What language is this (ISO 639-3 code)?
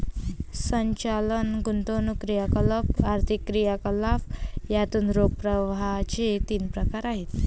mar